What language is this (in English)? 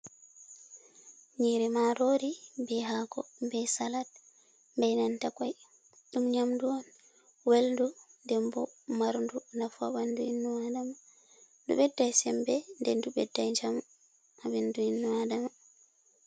Fula